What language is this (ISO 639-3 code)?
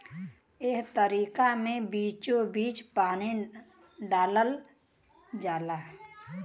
bho